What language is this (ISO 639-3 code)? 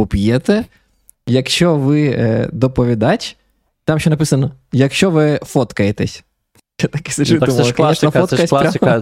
ukr